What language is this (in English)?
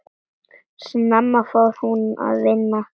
Icelandic